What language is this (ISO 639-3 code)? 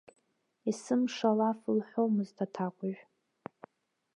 abk